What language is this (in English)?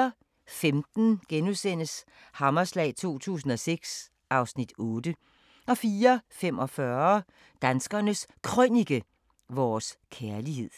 Danish